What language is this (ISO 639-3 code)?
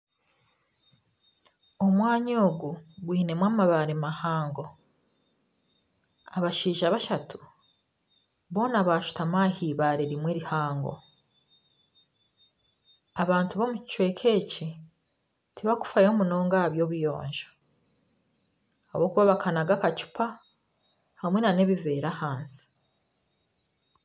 nyn